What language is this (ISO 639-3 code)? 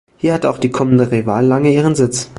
deu